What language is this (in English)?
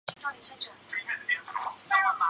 Chinese